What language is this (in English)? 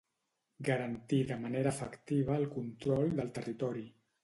Catalan